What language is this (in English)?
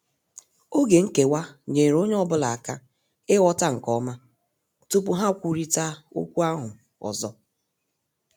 Igbo